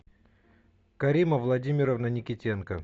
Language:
Russian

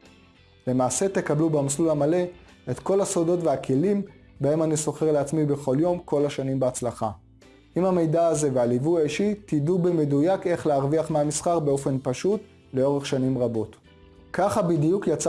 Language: Hebrew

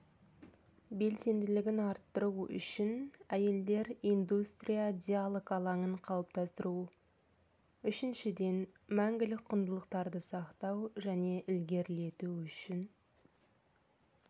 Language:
Kazakh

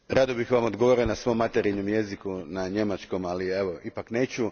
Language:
Croatian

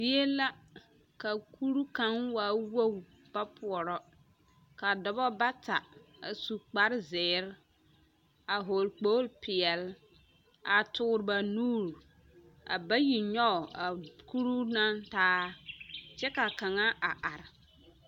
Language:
Southern Dagaare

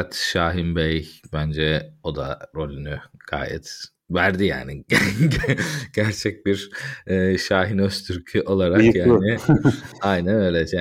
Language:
Turkish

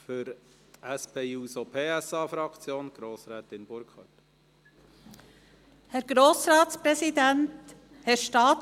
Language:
Swiss German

